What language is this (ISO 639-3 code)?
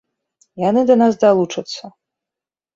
bel